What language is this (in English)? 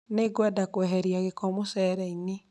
Kikuyu